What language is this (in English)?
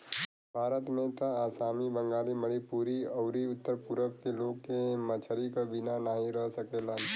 Bhojpuri